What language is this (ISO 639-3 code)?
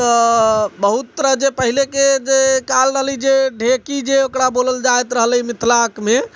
mai